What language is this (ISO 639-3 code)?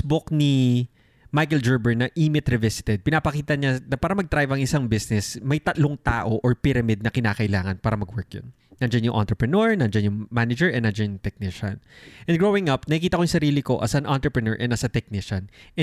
fil